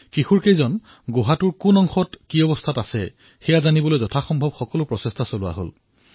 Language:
Assamese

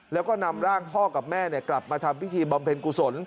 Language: Thai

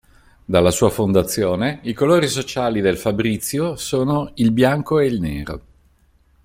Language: Italian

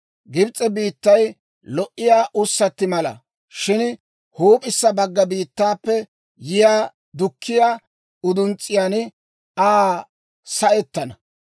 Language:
Dawro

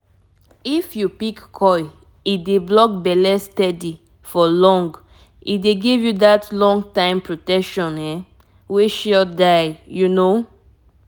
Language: Nigerian Pidgin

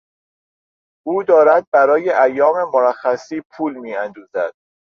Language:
Persian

